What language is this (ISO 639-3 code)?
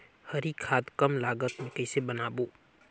hne